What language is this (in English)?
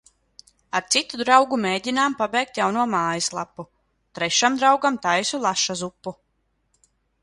Latvian